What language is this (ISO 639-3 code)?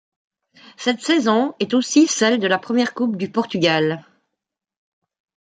fra